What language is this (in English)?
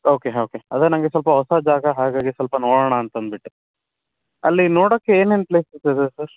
Kannada